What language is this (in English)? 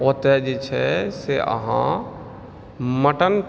Maithili